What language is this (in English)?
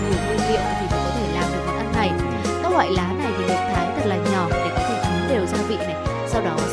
Vietnamese